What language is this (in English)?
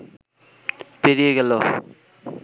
Bangla